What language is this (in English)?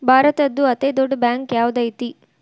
Kannada